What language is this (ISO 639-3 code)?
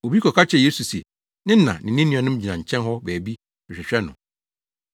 aka